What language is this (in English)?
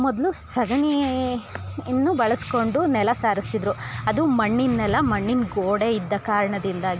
Kannada